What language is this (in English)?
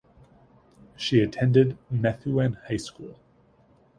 English